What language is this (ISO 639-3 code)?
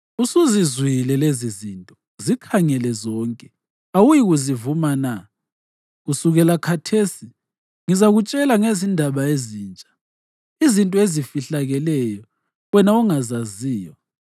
nde